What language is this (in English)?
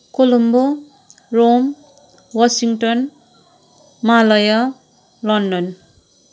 Nepali